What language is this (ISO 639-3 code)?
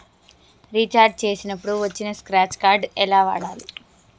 tel